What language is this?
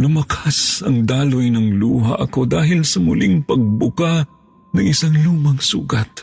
Filipino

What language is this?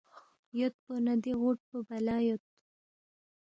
Balti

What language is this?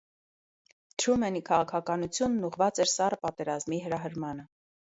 Armenian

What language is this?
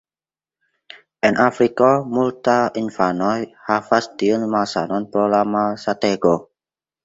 Esperanto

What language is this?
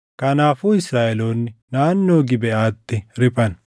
Oromo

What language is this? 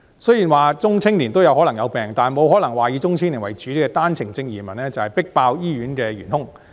Cantonese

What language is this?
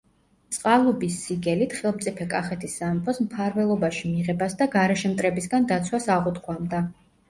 Georgian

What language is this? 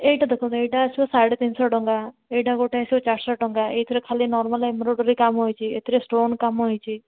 Odia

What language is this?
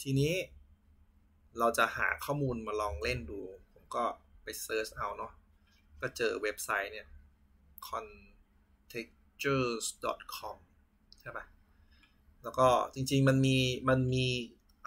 Thai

